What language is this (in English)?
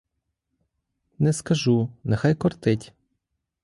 Ukrainian